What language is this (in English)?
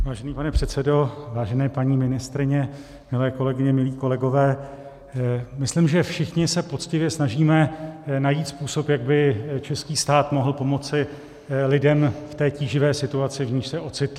Czech